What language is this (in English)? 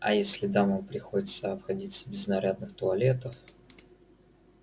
Russian